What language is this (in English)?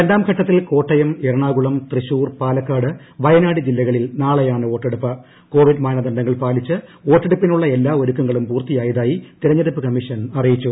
Malayalam